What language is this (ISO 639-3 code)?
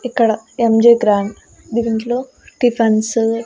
tel